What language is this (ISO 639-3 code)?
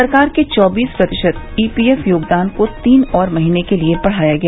hin